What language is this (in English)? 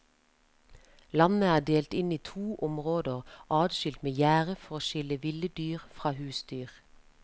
Norwegian